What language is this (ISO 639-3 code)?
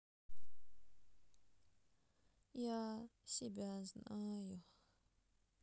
rus